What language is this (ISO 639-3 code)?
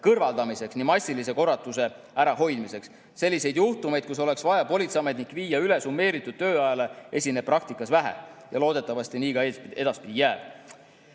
est